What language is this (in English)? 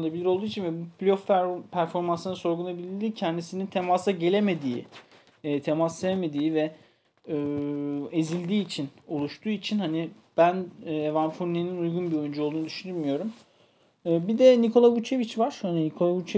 Turkish